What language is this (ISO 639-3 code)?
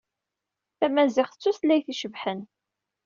kab